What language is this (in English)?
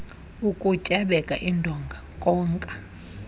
Xhosa